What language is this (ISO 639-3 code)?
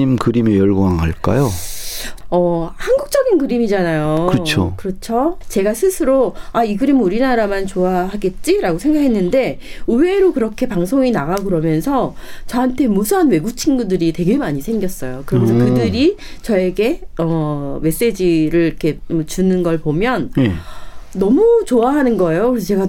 kor